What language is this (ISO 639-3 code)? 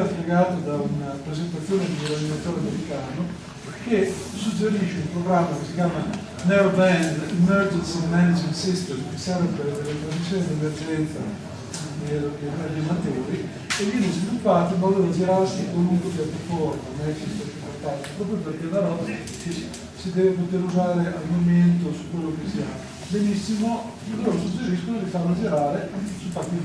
ita